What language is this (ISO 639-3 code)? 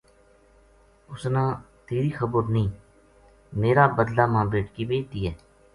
gju